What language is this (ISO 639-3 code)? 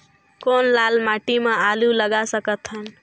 hne